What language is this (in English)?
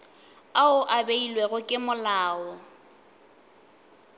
Northern Sotho